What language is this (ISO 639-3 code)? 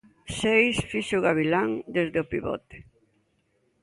glg